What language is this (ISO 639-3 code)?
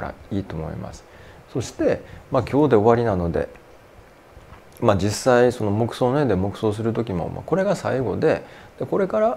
jpn